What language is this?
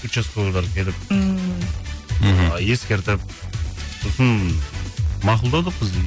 Kazakh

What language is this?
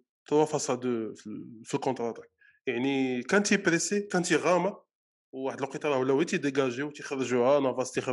Arabic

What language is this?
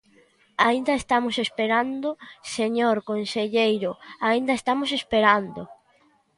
Galician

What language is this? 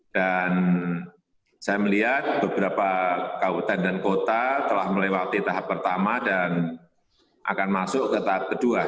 Indonesian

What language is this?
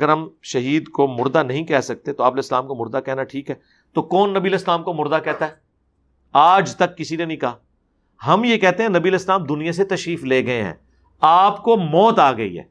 Urdu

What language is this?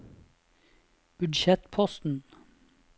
Norwegian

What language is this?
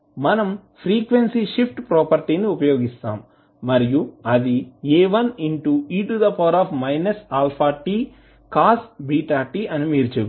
Telugu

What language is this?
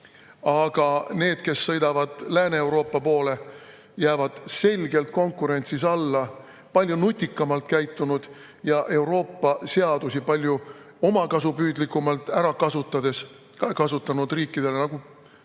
Estonian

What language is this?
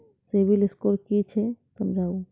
Maithili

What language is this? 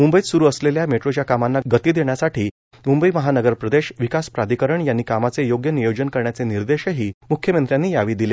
Marathi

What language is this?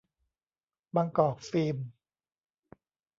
Thai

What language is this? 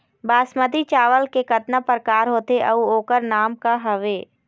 Chhattisgarhi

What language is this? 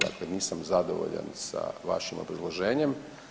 Croatian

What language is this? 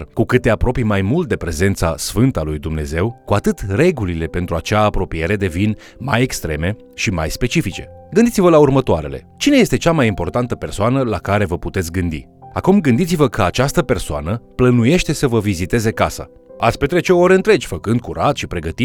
Romanian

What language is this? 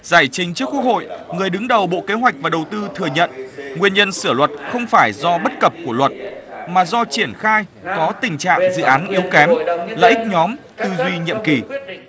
Vietnamese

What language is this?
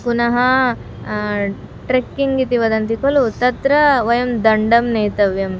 Sanskrit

